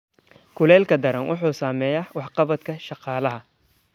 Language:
Somali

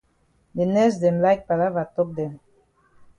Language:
Cameroon Pidgin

